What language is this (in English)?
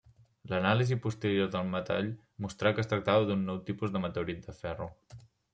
Catalan